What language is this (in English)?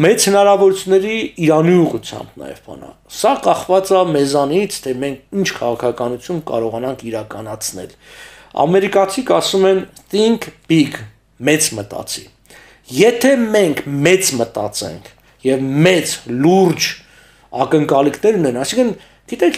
Romanian